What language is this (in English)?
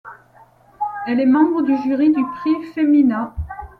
French